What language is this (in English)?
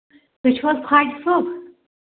Kashmiri